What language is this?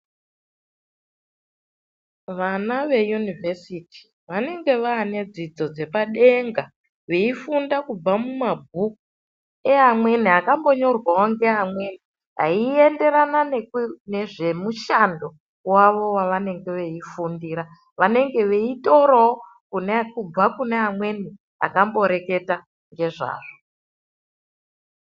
Ndau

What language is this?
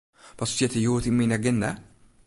Western Frisian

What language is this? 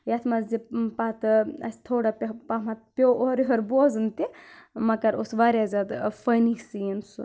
Kashmiri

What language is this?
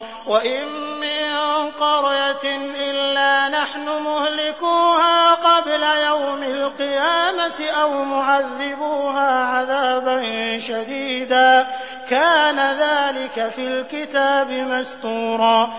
Arabic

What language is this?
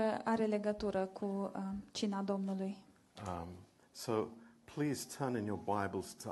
Romanian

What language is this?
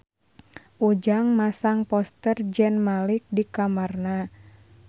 Sundanese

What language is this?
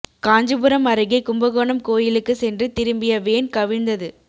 Tamil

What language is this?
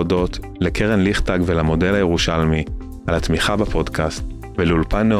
Hebrew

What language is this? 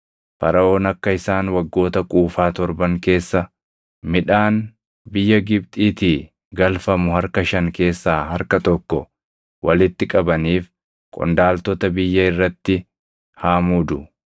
Oromo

